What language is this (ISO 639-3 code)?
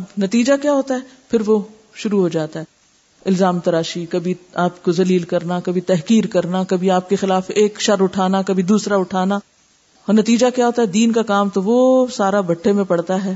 urd